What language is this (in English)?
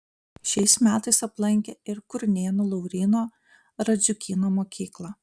Lithuanian